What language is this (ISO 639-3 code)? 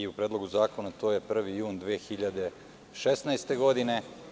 srp